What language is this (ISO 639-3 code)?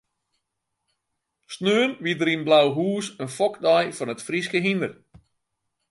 fry